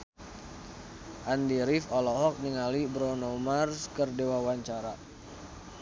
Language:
Sundanese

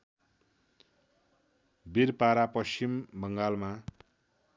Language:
Nepali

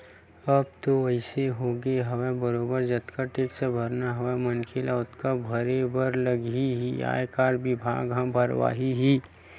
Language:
Chhattisgarhi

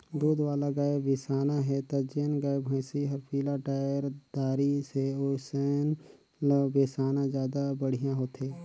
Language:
Chhattisgarhi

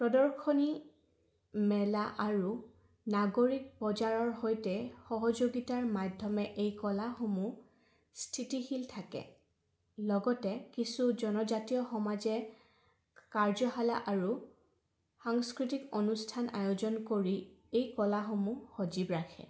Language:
Assamese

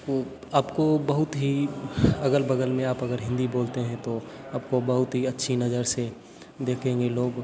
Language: Hindi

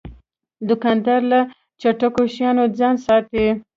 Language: Pashto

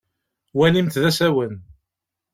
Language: Kabyle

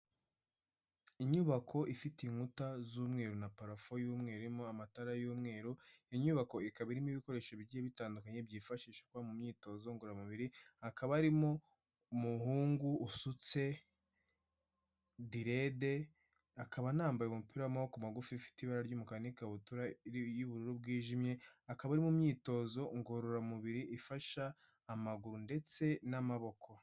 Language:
Kinyarwanda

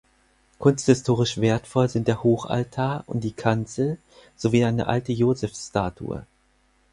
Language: German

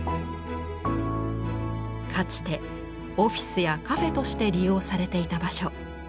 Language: Japanese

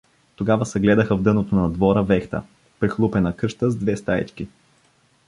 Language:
Bulgarian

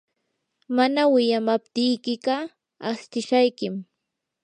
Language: Yanahuanca Pasco Quechua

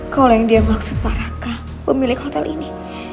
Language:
Indonesian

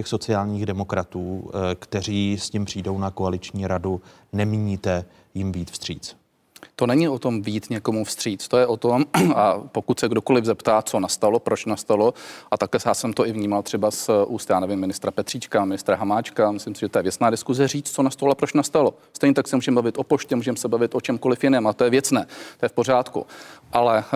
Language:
Czech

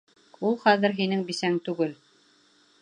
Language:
Bashkir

